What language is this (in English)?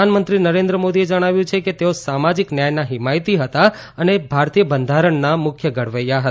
Gujarati